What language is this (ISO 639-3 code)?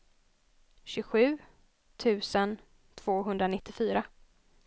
swe